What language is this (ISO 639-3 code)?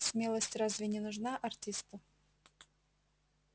rus